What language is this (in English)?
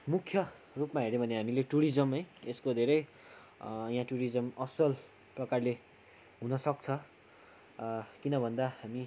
Nepali